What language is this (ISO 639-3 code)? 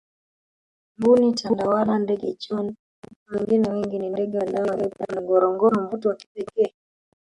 swa